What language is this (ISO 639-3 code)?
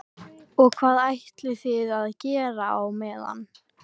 isl